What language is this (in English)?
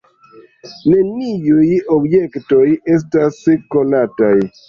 Esperanto